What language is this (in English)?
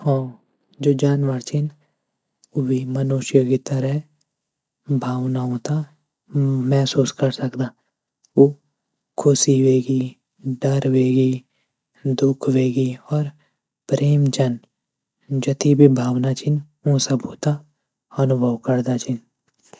Garhwali